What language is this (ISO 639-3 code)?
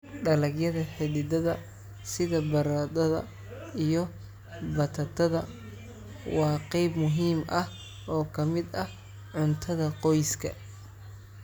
som